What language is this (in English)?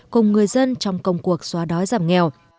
Vietnamese